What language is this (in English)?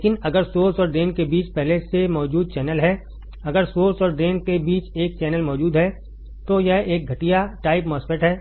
Hindi